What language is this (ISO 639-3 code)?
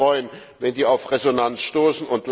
deu